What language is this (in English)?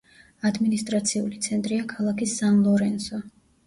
Georgian